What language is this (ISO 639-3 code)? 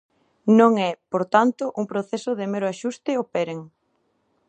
glg